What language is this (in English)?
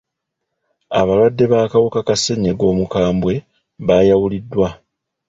Ganda